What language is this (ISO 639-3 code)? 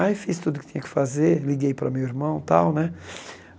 por